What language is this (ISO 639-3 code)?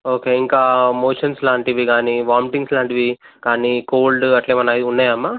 tel